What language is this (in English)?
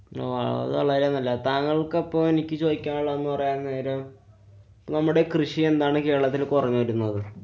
Malayalam